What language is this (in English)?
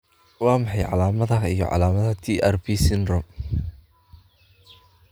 Somali